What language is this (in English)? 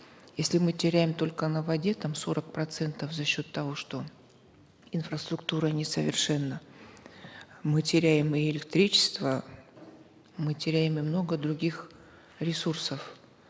Kazakh